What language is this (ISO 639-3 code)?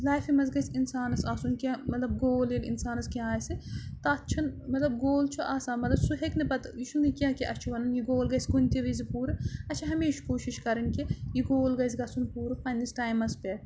kas